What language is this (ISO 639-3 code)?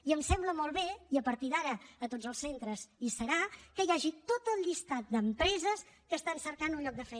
cat